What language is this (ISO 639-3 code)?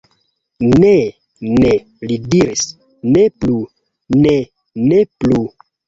epo